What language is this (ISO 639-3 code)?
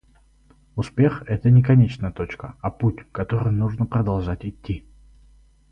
rus